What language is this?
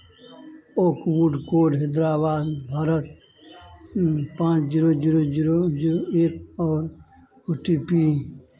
Hindi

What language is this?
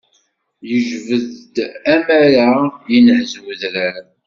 Kabyle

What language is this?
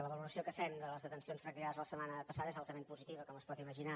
Catalan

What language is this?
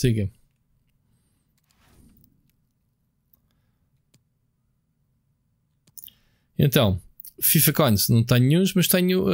Portuguese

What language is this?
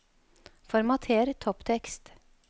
Norwegian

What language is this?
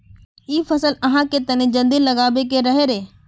Magahi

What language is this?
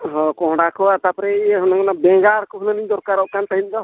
Santali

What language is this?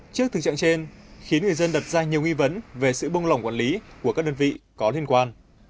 Vietnamese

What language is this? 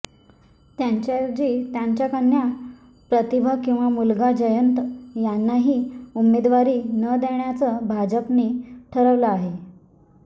Marathi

